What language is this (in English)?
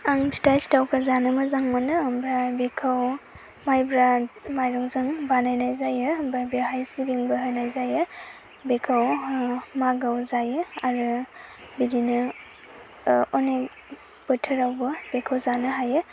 Bodo